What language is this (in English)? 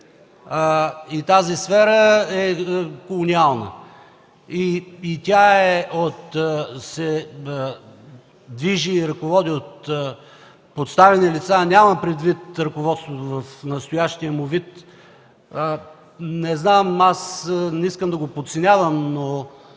Bulgarian